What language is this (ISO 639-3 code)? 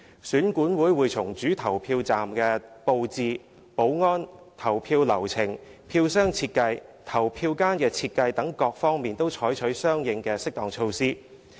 yue